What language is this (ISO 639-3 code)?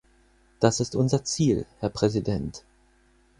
deu